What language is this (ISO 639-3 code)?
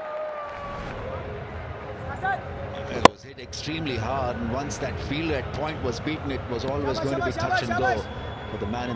eng